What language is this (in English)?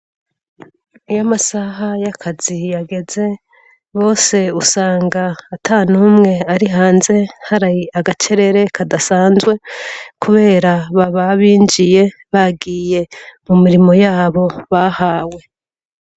Rundi